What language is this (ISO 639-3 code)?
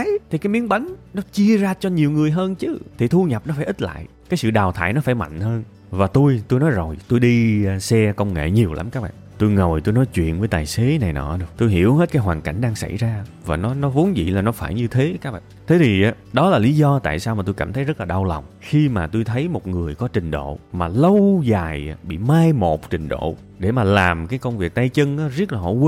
vie